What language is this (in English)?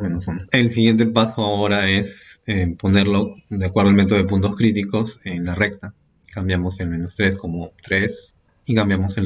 Spanish